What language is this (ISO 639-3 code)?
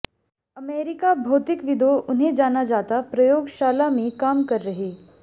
hin